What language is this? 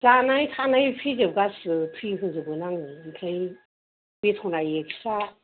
Bodo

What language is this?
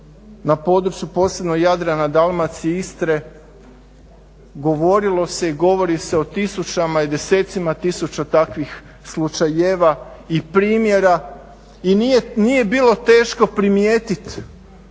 Croatian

